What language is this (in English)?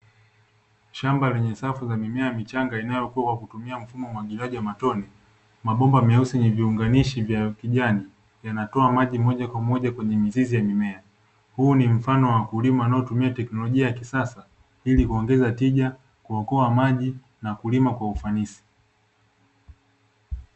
Swahili